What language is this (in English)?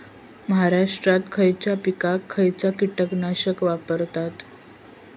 Marathi